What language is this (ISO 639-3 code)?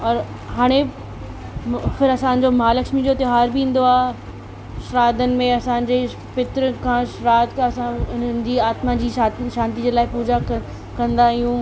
snd